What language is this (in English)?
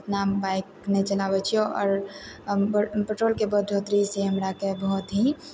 Maithili